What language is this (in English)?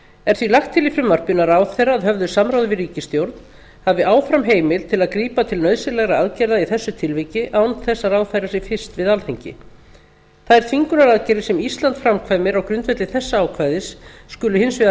Icelandic